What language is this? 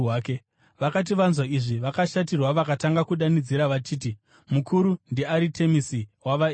Shona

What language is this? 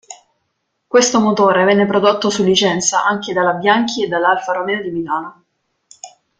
Italian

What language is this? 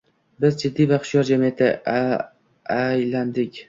Uzbek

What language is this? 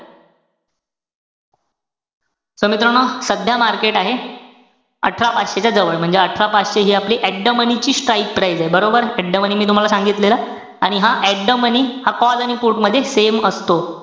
Marathi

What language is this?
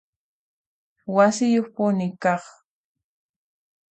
Puno Quechua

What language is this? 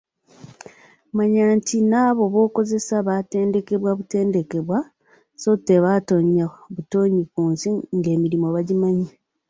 Ganda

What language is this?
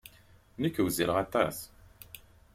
Kabyle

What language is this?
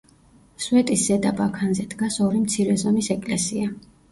Georgian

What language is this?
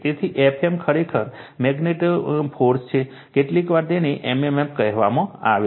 Gujarati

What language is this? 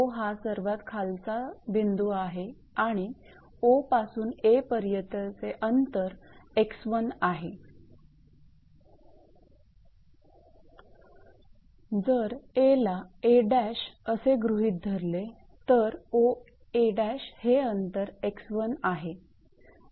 Marathi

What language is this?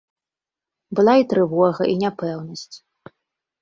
Belarusian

